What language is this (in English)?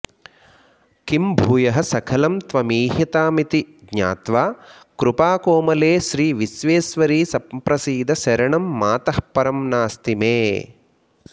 Sanskrit